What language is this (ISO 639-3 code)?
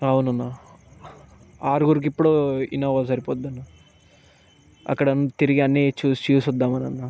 tel